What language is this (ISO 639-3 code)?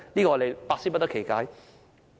yue